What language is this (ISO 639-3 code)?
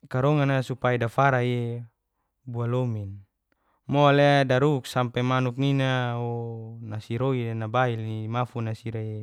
ges